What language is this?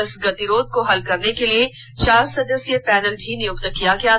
Hindi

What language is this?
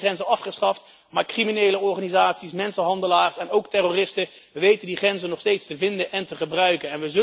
Dutch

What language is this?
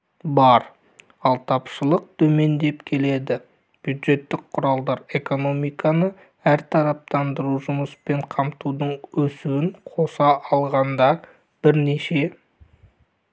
Kazakh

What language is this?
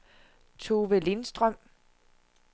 Danish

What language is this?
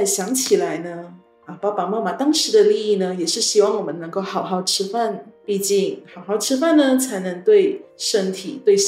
Chinese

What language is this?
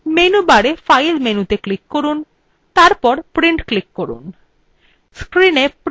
Bangla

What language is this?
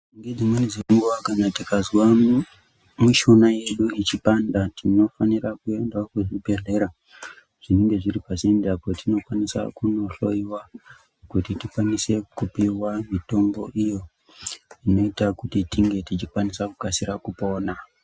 Ndau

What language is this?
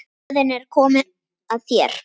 Icelandic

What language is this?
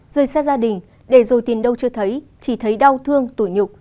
Vietnamese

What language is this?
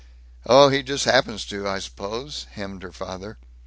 English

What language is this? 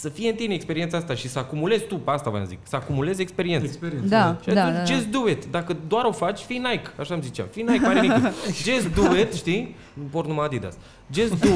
Romanian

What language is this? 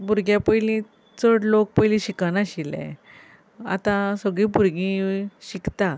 Konkani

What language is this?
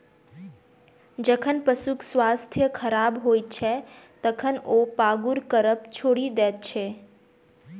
Maithili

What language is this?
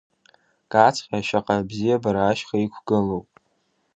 Abkhazian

